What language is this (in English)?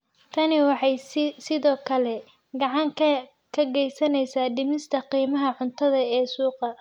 Somali